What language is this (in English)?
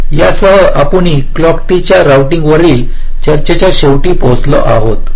Marathi